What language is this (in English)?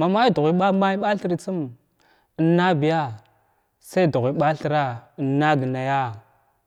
Glavda